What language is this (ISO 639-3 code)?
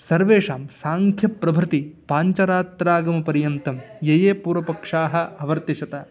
san